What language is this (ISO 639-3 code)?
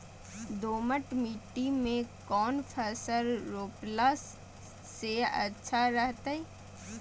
mag